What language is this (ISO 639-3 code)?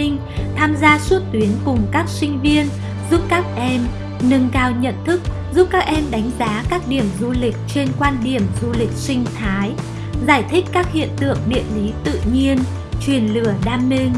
vie